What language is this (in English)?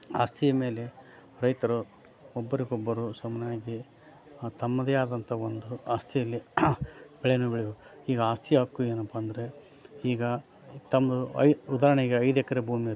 Kannada